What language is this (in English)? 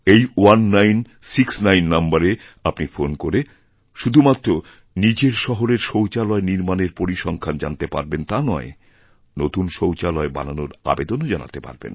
Bangla